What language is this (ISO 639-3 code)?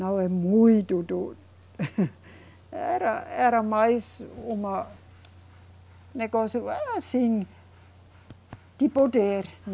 por